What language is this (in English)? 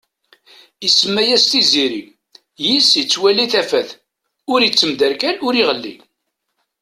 Kabyle